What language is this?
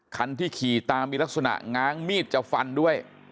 Thai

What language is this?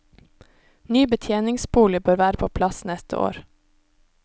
Norwegian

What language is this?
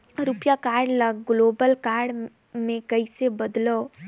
Chhattisgarhi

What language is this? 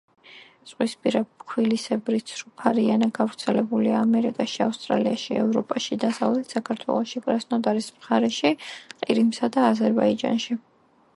Georgian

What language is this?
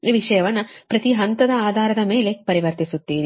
Kannada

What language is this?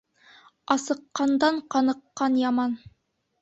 Bashkir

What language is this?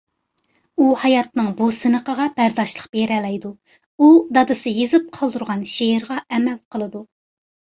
Uyghur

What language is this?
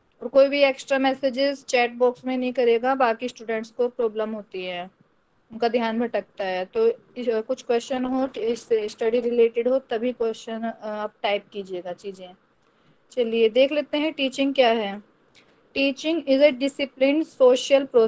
Hindi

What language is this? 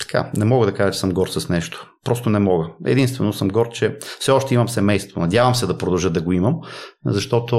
Bulgarian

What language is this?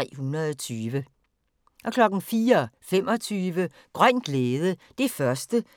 Danish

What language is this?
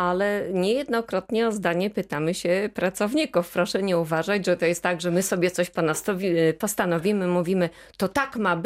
Polish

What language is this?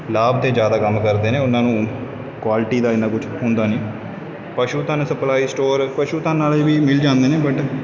Punjabi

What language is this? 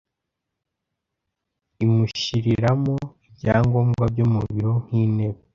Kinyarwanda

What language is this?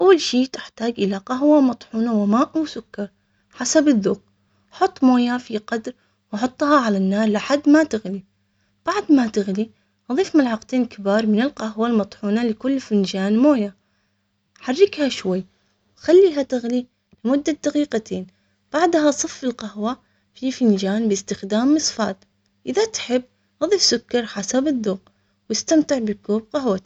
Omani Arabic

